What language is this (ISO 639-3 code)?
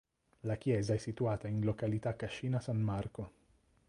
ita